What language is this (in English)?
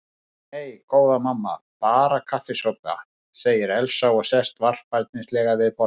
Icelandic